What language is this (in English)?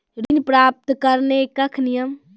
Maithili